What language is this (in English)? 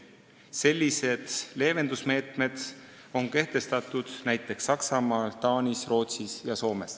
Estonian